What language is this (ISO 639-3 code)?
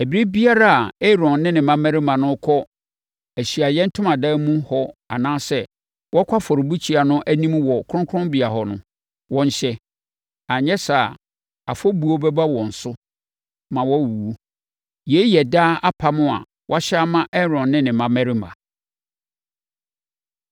aka